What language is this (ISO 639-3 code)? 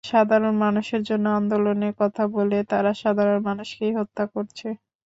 ben